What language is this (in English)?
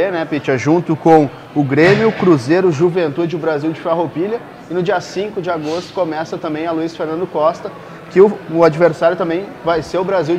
Portuguese